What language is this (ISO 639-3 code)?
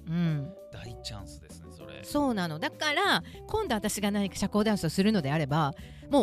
jpn